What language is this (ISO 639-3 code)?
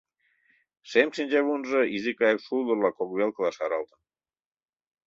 chm